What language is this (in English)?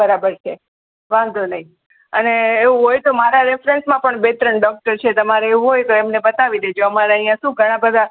Gujarati